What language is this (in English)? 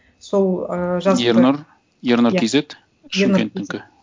Kazakh